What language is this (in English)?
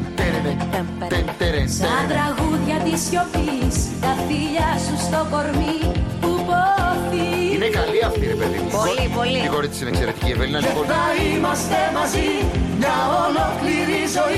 Greek